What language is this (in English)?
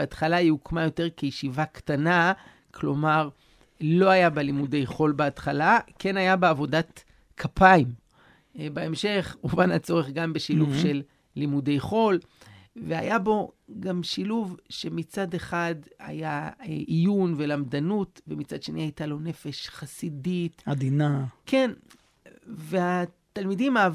Hebrew